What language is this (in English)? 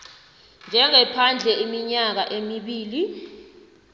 South Ndebele